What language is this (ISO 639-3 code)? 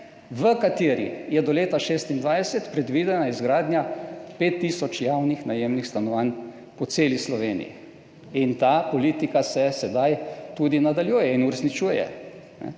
slv